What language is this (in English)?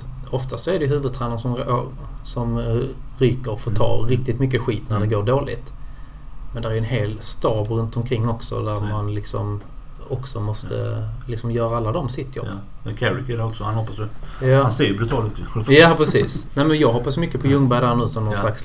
Swedish